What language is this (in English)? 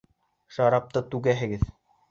Bashkir